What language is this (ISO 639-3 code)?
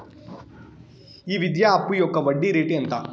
tel